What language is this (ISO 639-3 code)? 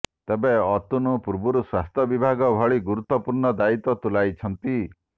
ori